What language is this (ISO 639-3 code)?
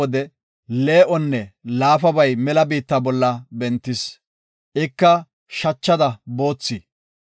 gof